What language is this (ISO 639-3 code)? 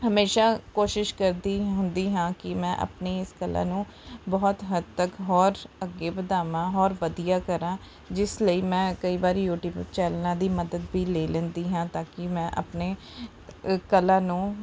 pan